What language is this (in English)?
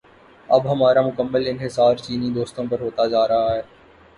Urdu